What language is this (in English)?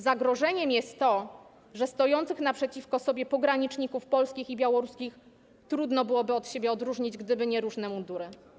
Polish